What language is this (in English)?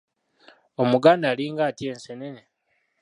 Ganda